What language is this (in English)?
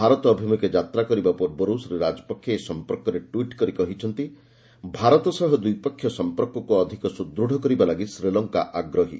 Odia